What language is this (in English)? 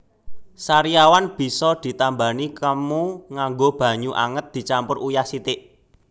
Javanese